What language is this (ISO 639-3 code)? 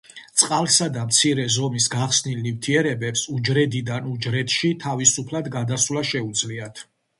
kat